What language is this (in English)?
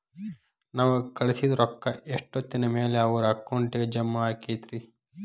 Kannada